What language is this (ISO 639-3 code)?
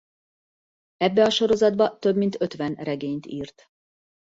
hun